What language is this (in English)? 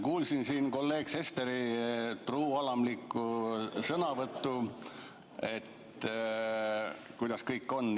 Estonian